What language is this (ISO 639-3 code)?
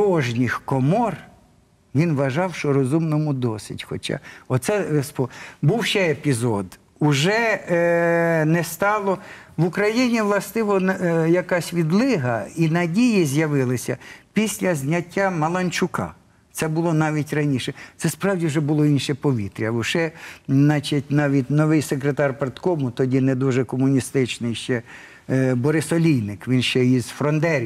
ukr